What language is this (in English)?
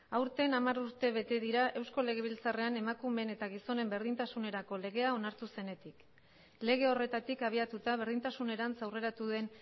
Basque